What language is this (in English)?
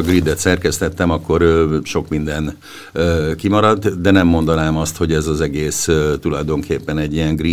Hungarian